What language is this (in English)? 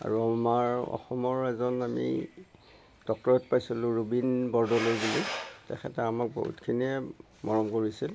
Assamese